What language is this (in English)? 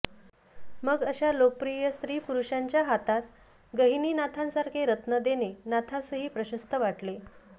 Marathi